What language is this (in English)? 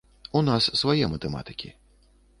Belarusian